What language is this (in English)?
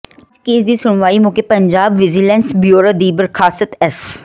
Punjabi